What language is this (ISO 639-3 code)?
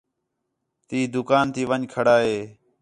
xhe